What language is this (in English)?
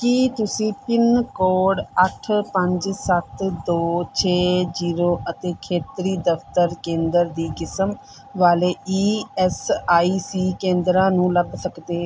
Punjabi